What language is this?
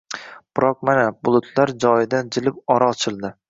Uzbek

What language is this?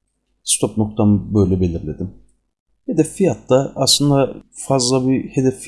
Turkish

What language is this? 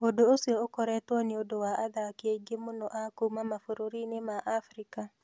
Kikuyu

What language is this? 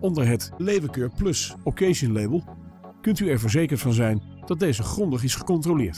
Dutch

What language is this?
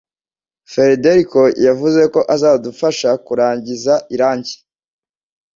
Kinyarwanda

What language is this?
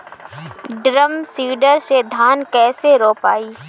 Bhojpuri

